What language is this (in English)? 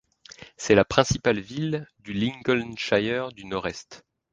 French